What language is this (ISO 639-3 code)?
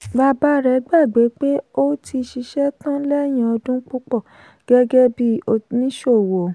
yor